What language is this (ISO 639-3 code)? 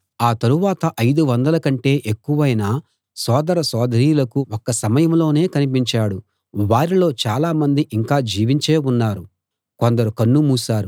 tel